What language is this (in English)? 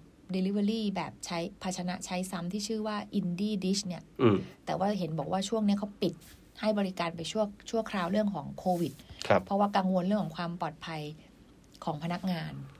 Thai